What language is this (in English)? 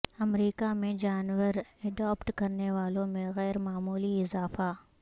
Urdu